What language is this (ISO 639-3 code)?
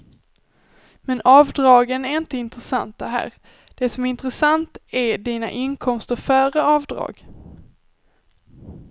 swe